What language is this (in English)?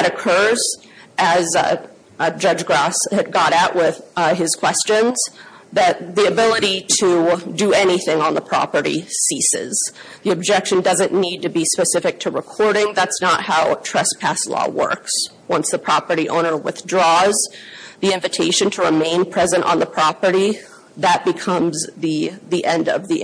English